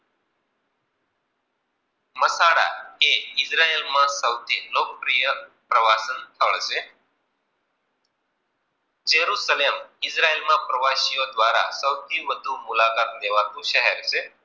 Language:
Gujarati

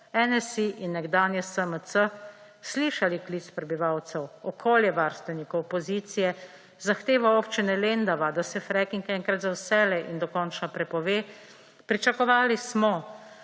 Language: Slovenian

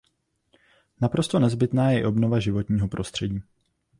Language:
Czech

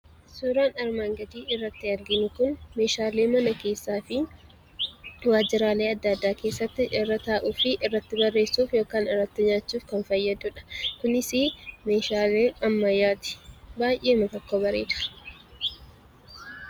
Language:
Oromo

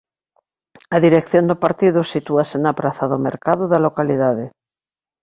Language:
Galician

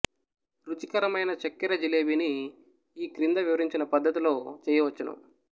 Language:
Telugu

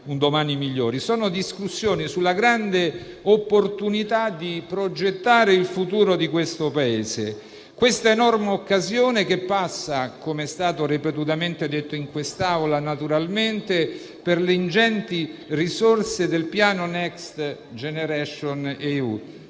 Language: Italian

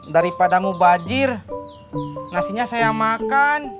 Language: Indonesian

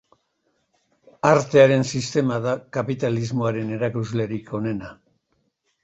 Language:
Basque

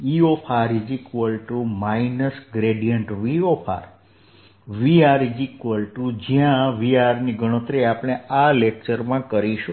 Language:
Gujarati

